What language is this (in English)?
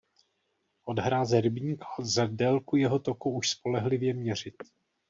Czech